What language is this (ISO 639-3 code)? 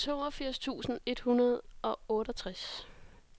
dan